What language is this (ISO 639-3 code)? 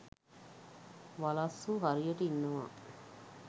sin